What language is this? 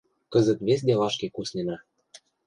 Mari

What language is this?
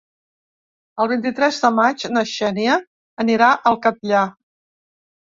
Catalan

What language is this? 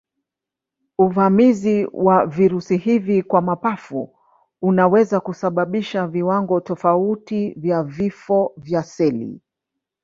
Swahili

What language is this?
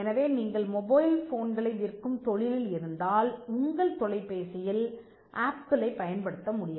Tamil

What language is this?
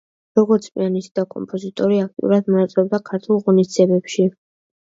Georgian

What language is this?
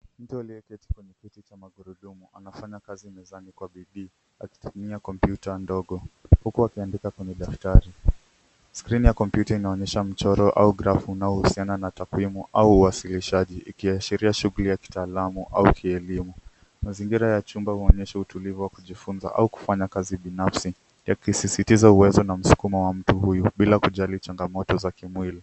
Swahili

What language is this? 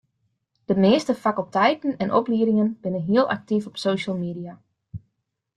Western Frisian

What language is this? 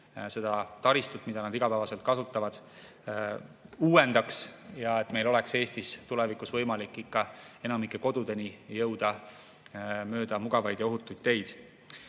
Estonian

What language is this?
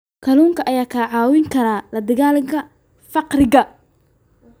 Somali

